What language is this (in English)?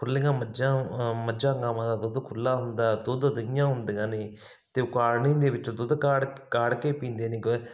Punjabi